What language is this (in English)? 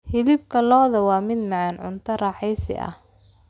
Somali